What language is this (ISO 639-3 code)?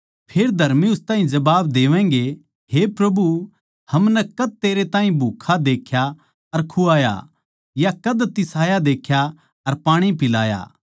bgc